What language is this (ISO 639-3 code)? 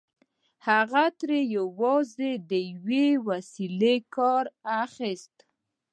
pus